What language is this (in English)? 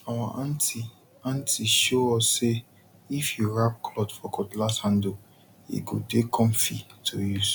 Nigerian Pidgin